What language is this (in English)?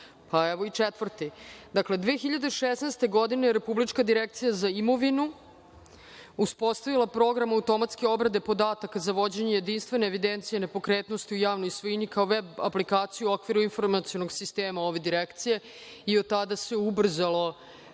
Serbian